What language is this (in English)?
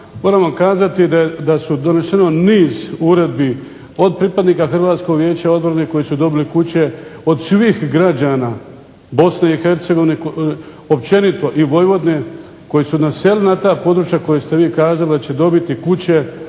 Croatian